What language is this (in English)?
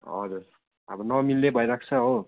Nepali